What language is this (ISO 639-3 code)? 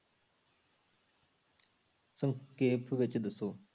pan